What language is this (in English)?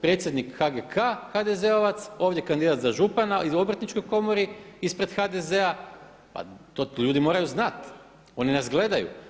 Croatian